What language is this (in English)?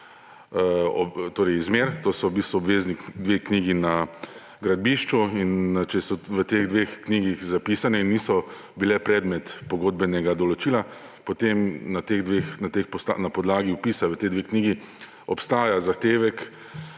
Slovenian